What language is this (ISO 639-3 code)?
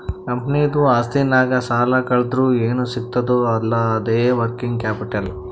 kan